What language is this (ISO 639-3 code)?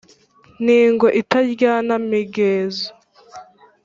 kin